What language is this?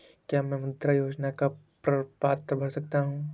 Hindi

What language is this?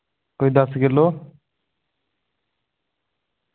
Dogri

